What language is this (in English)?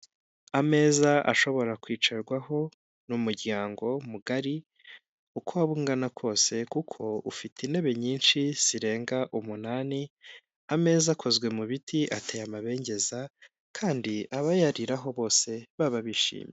Kinyarwanda